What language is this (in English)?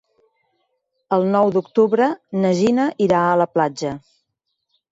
Catalan